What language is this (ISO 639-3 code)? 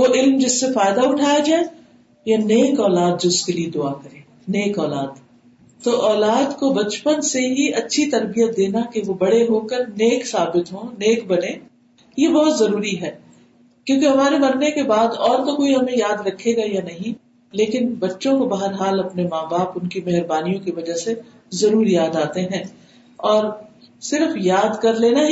urd